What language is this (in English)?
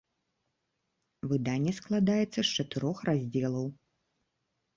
Belarusian